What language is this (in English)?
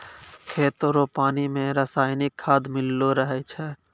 Maithili